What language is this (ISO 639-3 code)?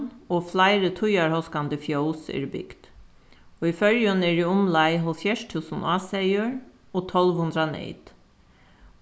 fao